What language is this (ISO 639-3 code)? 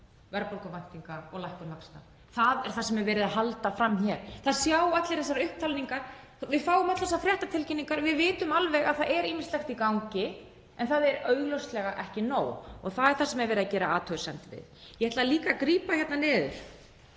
isl